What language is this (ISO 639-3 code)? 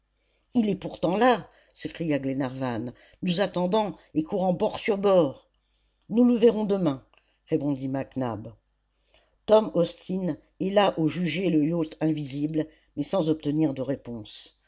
fra